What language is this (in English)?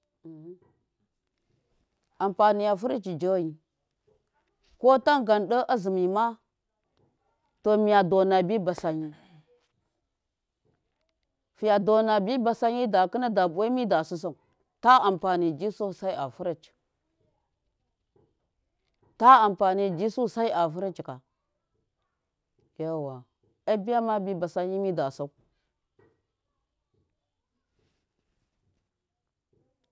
Miya